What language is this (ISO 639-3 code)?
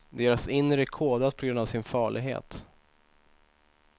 swe